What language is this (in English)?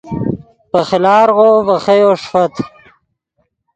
Yidgha